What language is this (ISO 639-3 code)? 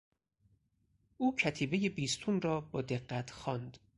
fas